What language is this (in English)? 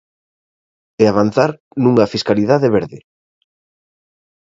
Galician